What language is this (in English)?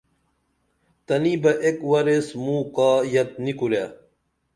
Dameli